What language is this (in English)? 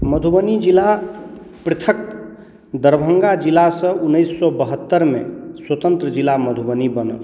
Maithili